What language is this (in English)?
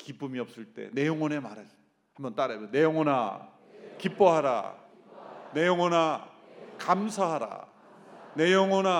Korean